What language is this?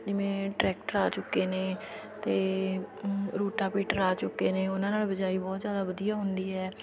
Punjabi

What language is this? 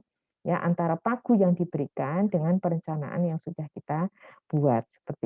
Indonesian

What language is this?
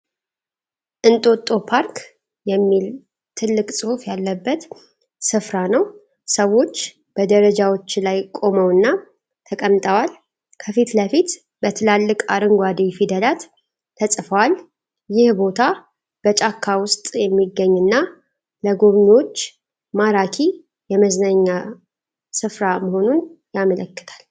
Amharic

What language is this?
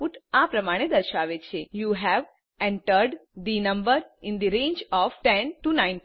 Gujarati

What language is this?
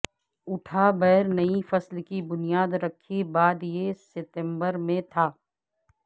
Urdu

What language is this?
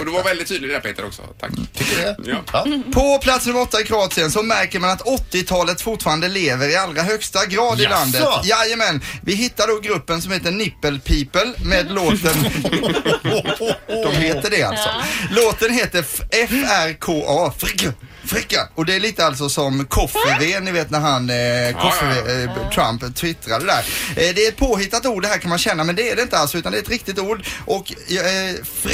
Swedish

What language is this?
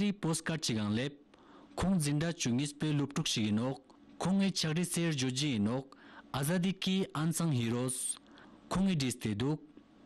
Romanian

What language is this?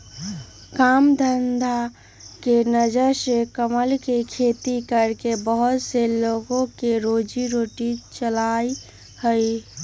Magahi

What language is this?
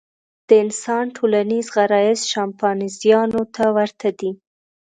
Pashto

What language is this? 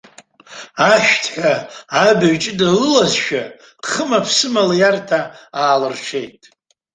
Abkhazian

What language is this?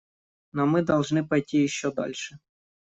Russian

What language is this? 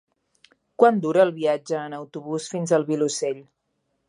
Catalan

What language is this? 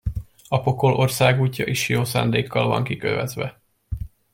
Hungarian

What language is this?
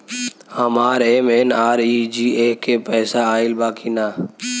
Bhojpuri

